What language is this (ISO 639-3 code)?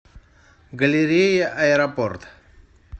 rus